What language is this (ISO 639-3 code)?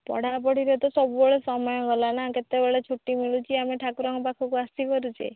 ori